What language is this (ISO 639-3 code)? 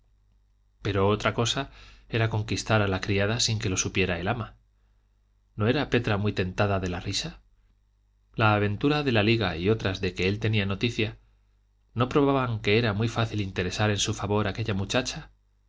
spa